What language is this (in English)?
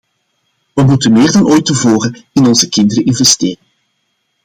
Dutch